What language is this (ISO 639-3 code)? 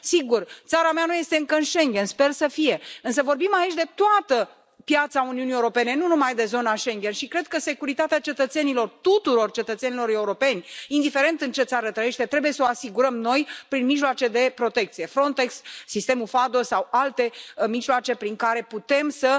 ron